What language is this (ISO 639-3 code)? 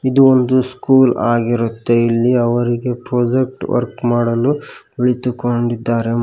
kan